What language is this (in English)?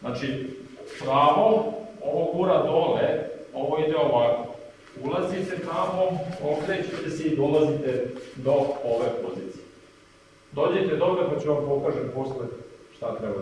Serbian